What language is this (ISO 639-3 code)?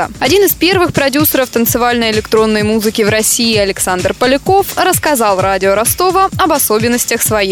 rus